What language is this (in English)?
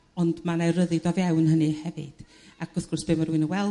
Welsh